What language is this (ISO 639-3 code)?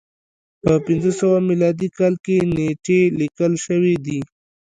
pus